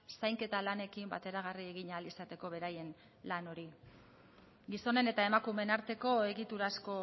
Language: Basque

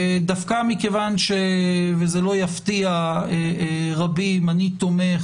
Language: Hebrew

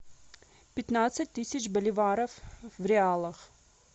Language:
Russian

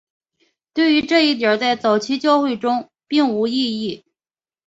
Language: Chinese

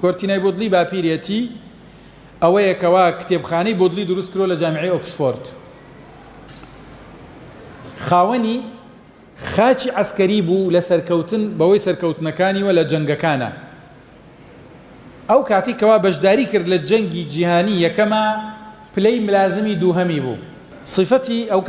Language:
Arabic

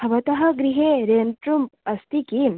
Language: Sanskrit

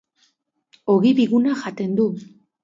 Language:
Basque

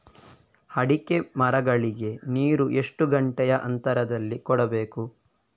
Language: Kannada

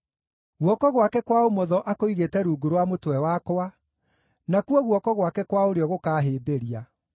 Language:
Kikuyu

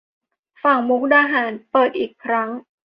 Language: Thai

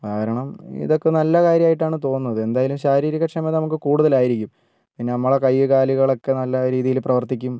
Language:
Malayalam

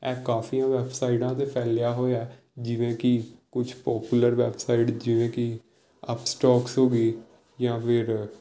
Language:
Punjabi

